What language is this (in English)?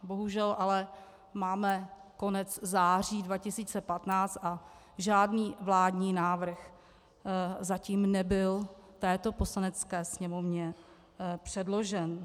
Czech